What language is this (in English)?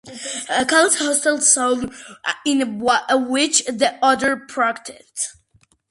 English